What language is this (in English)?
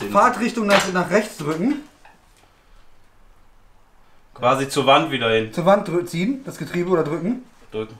German